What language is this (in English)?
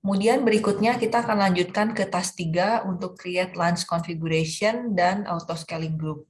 Indonesian